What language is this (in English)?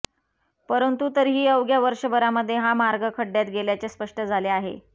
Marathi